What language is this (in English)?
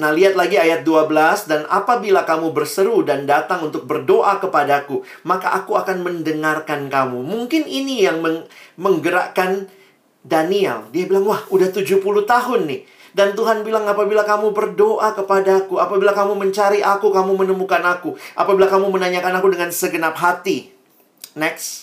Indonesian